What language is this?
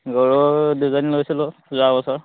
Assamese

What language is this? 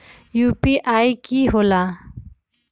Magahi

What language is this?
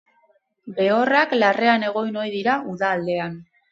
Basque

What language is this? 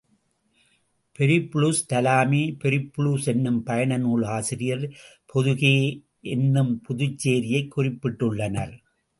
Tamil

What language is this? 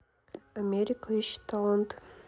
Russian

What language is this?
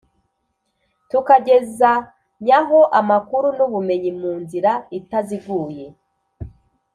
Kinyarwanda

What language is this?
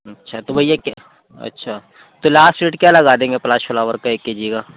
Urdu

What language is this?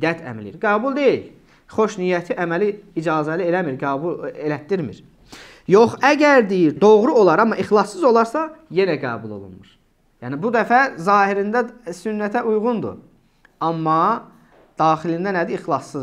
Turkish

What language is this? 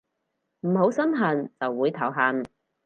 Cantonese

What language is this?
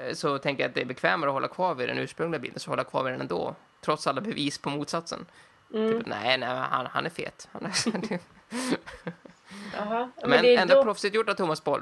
Swedish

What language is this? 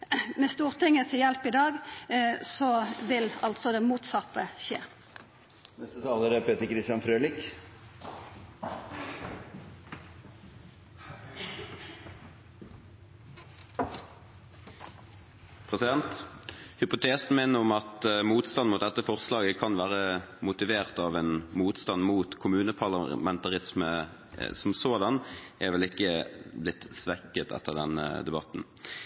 Norwegian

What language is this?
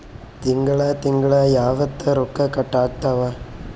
Kannada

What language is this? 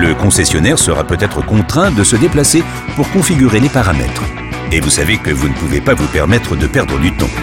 French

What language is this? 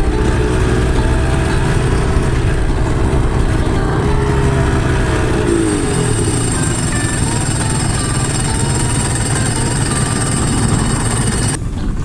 Japanese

